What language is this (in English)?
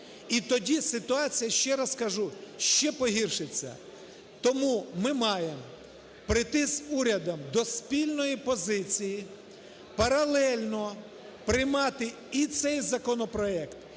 Ukrainian